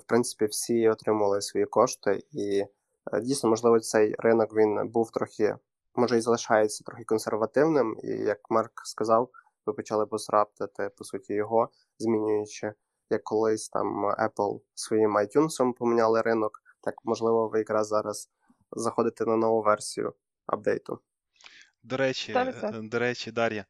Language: Ukrainian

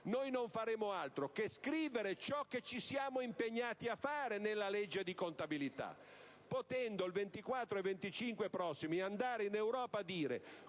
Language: Italian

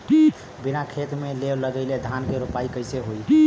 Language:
Bhojpuri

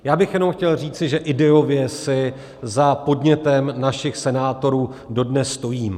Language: Czech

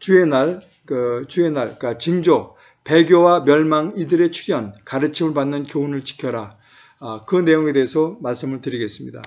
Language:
Korean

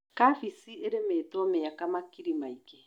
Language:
Kikuyu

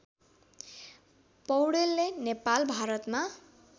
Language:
Nepali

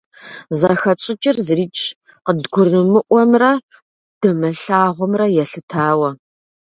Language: Kabardian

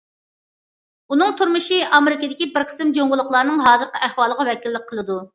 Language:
Uyghur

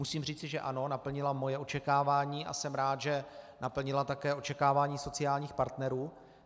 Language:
Czech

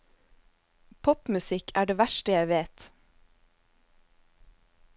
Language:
Norwegian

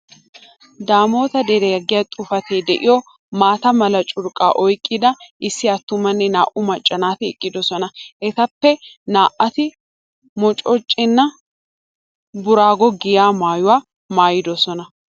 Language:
Wolaytta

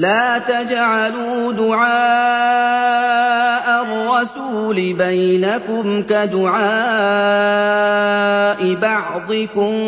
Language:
Arabic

